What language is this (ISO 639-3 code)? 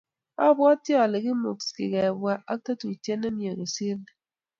kln